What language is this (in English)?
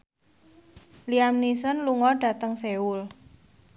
Javanese